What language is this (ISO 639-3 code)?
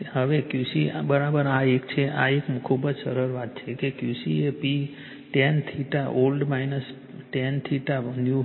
guj